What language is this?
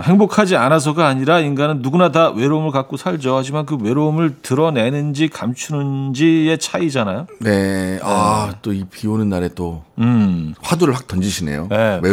Korean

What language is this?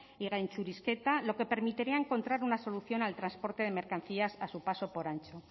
Spanish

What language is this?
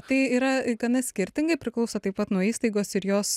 Lithuanian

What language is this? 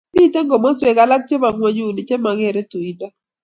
Kalenjin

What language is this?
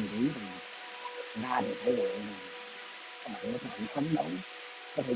Vietnamese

